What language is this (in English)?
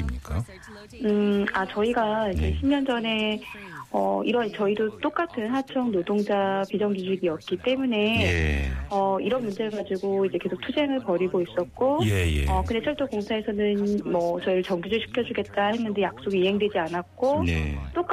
Korean